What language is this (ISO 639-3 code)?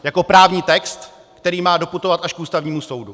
ces